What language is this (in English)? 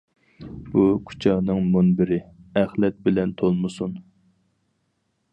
Uyghur